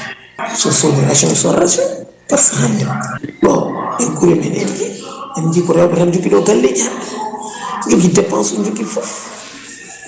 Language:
Fula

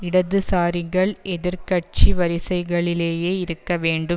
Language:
Tamil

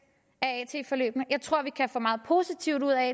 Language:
Danish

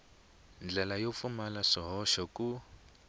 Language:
Tsonga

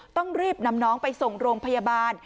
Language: Thai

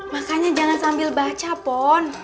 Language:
Indonesian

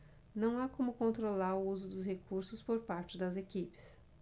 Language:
Portuguese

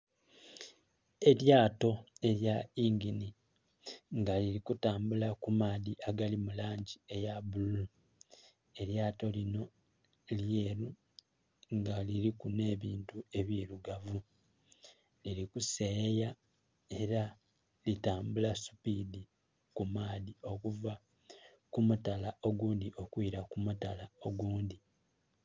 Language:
Soga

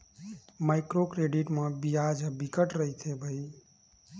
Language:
Chhattisgarhi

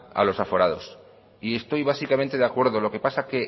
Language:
Spanish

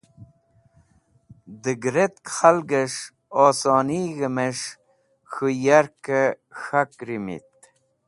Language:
Wakhi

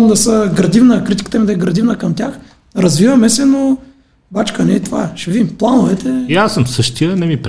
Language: Bulgarian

